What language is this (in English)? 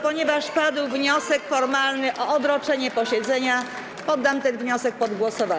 Polish